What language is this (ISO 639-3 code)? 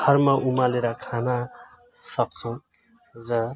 nep